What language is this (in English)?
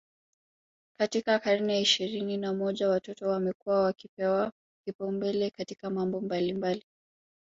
Swahili